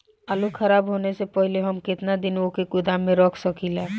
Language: Bhojpuri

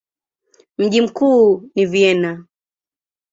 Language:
Swahili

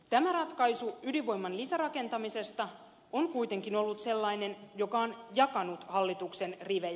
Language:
Finnish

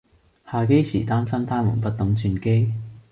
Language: Cantonese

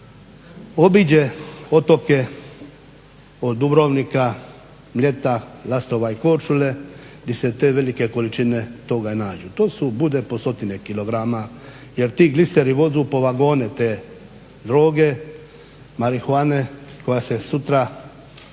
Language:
Croatian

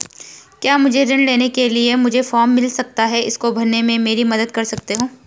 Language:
Hindi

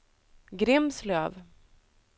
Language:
Swedish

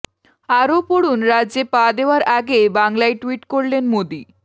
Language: Bangla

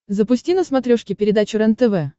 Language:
Russian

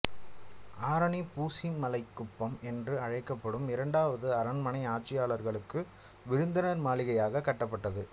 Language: Tamil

